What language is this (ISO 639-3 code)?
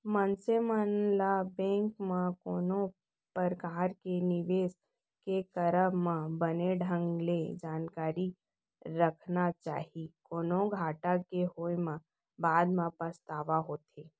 hne